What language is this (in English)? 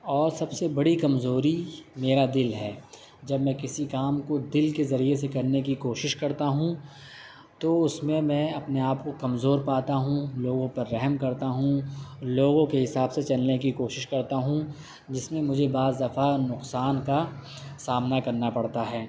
Urdu